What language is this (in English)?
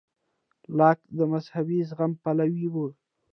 Pashto